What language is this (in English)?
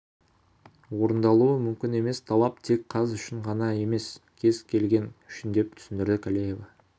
Kazakh